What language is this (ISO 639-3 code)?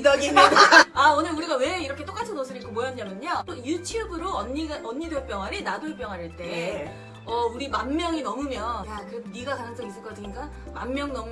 kor